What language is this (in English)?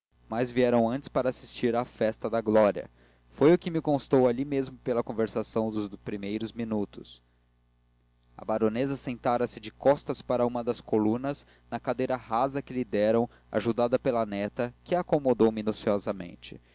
Portuguese